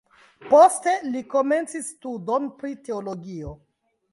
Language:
Esperanto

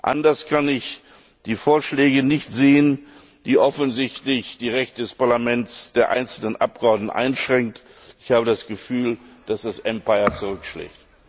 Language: German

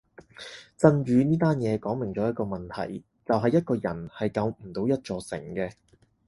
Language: Cantonese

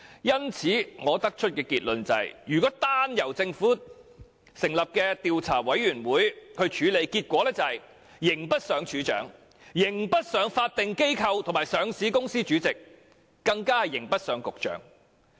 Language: Cantonese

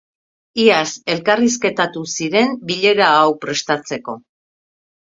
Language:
Basque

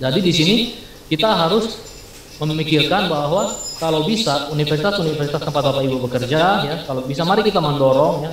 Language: Indonesian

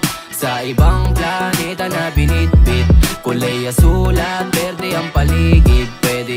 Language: Filipino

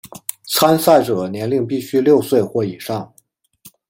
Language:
Chinese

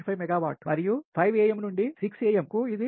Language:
Telugu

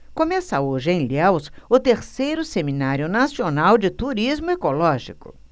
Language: Portuguese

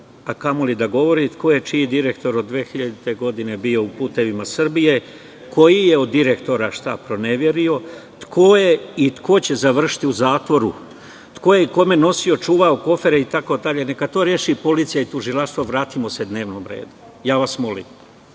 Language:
Serbian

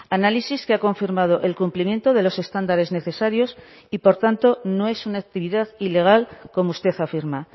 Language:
Spanish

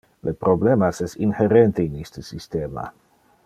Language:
Interlingua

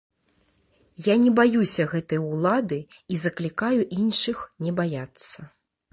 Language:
Belarusian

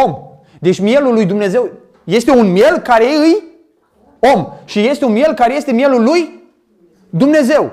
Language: Romanian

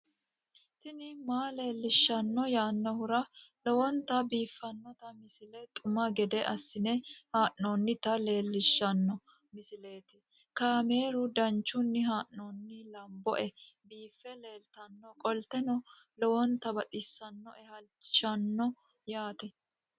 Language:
Sidamo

